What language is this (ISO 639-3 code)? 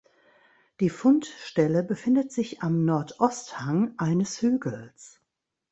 deu